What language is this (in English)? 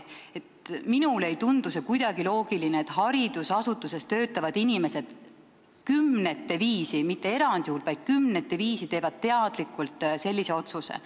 Estonian